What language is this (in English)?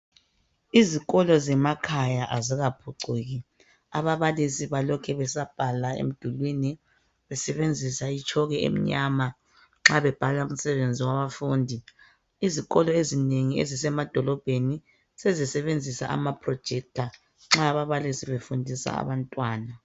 North Ndebele